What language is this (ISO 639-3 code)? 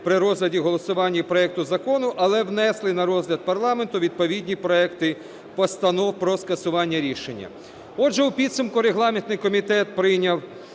ukr